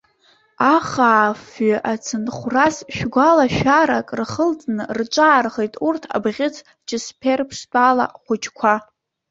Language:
Abkhazian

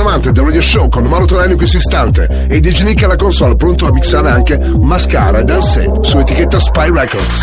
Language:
Italian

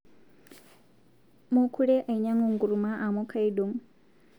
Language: Masai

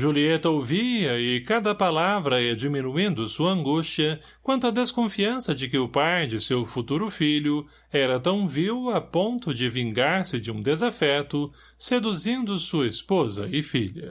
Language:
Portuguese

